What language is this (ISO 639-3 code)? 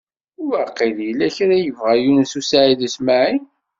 kab